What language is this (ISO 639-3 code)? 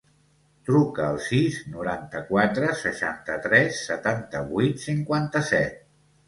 cat